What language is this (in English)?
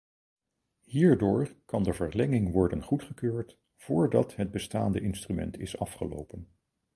Dutch